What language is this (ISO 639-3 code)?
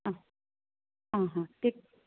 kok